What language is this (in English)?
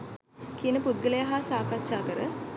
Sinhala